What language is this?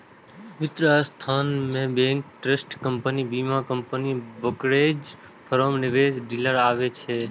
Maithili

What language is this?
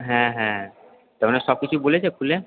Bangla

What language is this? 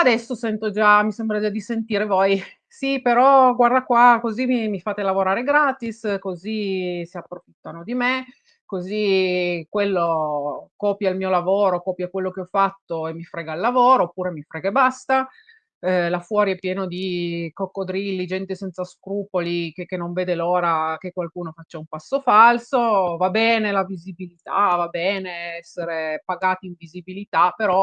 Italian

